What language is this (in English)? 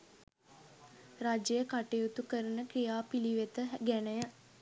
Sinhala